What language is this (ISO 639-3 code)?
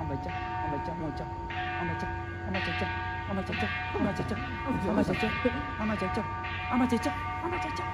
jpn